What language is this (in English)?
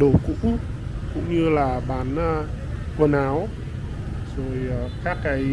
Vietnamese